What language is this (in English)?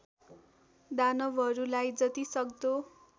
Nepali